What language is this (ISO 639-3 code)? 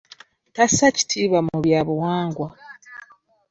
lug